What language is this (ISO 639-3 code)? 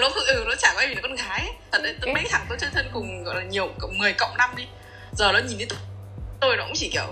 vie